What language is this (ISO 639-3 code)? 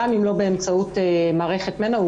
heb